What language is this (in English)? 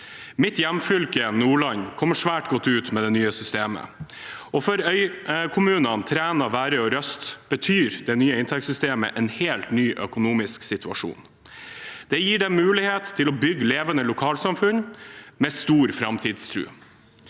Norwegian